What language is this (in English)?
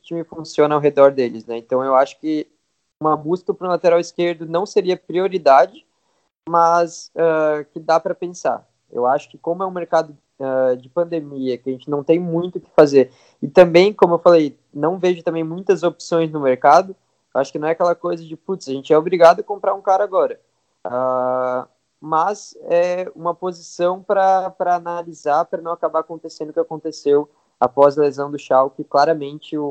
Portuguese